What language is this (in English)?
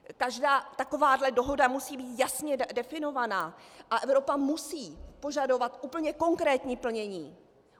Czech